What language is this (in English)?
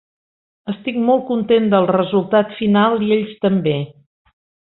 Catalan